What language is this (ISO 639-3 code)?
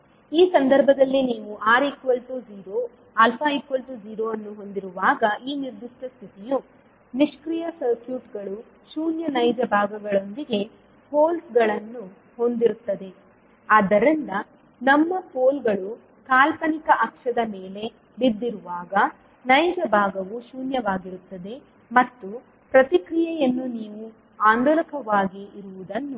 kan